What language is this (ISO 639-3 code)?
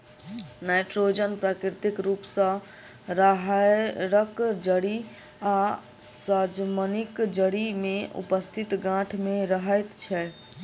mai